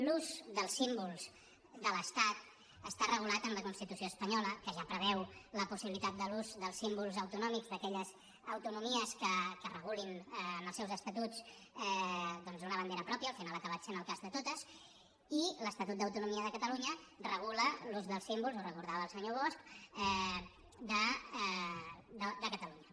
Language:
Catalan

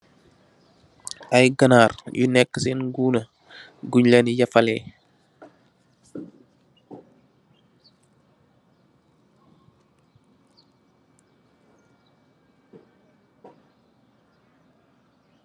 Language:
Wolof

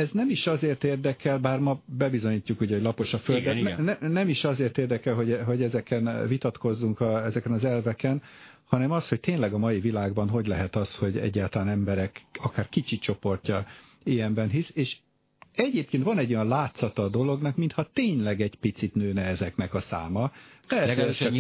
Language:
Hungarian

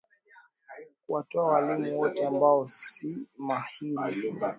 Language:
Swahili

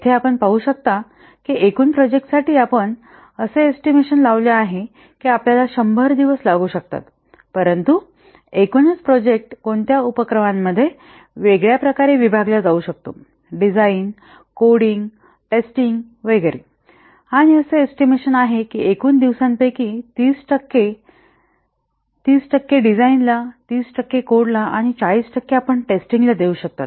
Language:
Marathi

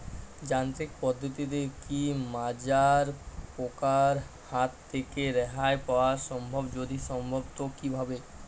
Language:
Bangla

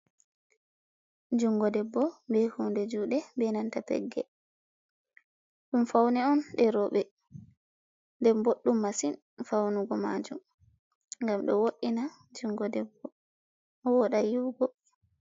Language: Fula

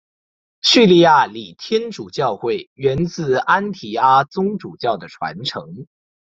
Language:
Chinese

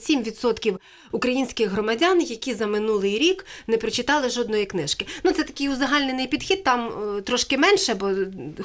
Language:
Ukrainian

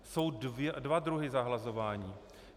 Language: Czech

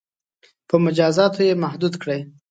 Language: Pashto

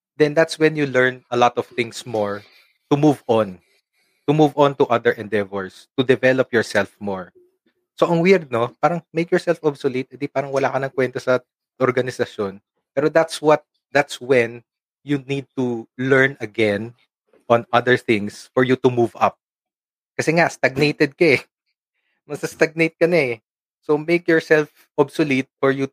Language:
Filipino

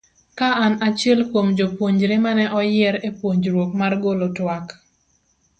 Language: Luo (Kenya and Tanzania)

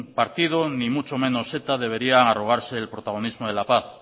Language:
Spanish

